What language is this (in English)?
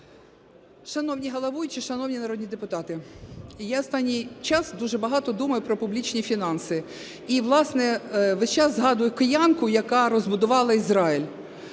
Ukrainian